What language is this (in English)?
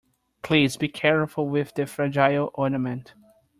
English